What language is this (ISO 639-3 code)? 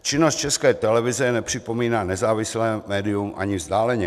ces